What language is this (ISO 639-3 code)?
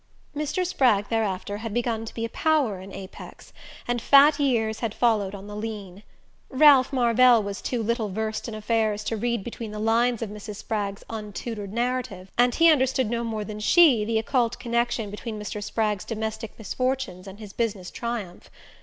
eng